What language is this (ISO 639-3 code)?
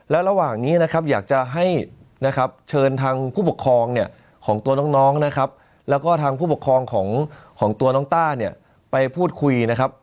tha